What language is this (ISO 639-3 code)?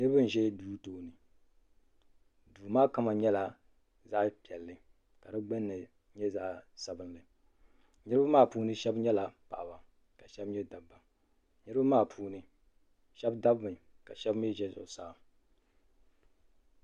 dag